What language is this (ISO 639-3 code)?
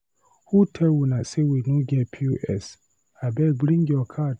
pcm